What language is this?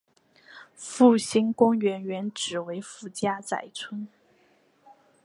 Chinese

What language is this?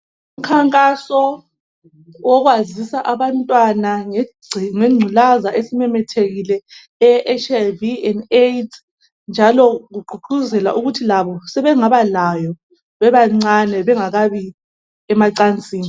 North Ndebele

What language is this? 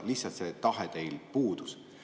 Estonian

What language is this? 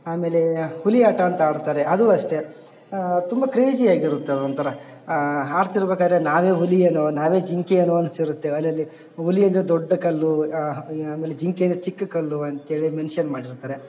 Kannada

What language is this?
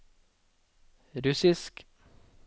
Norwegian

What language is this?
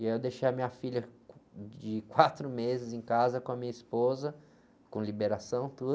Portuguese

